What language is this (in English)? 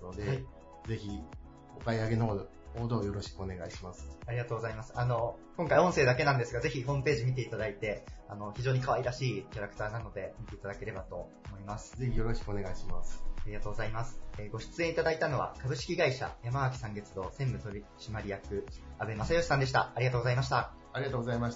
Japanese